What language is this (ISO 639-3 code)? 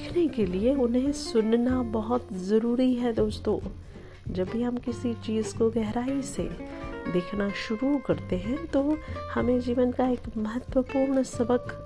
hin